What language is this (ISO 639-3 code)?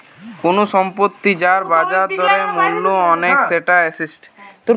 ben